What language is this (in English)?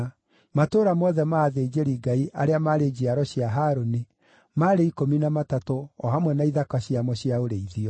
Kikuyu